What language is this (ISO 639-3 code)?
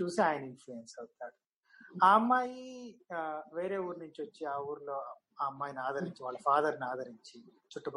tel